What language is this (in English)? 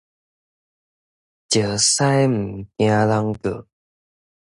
Min Nan Chinese